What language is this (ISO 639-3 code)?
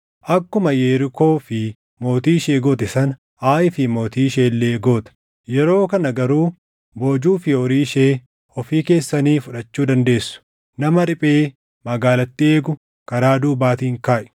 orm